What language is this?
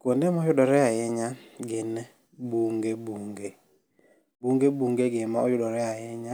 Luo (Kenya and Tanzania)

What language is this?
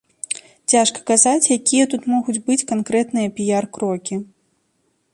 Belarusian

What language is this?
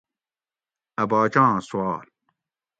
Gawri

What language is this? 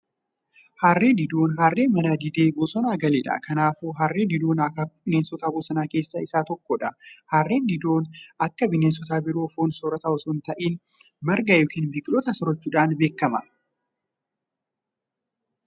Oromo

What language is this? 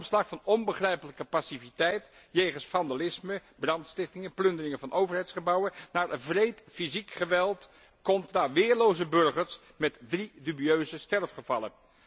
Dutch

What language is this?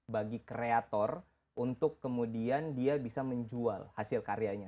Indonesian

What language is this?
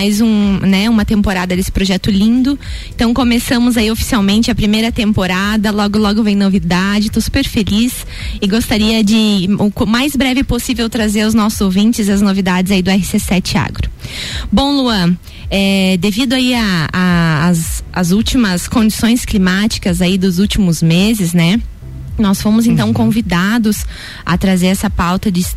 Portuguese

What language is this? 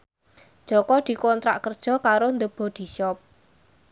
Javanese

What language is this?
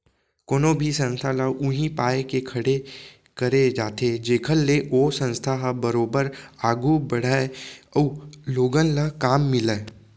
Chhattisgarhi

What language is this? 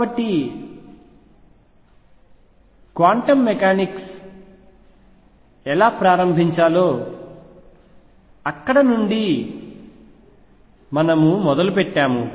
Telugu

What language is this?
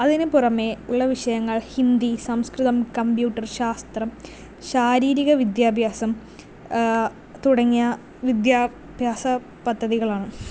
Malayalam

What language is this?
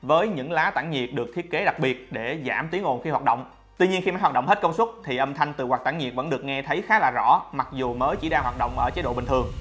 Vietnamese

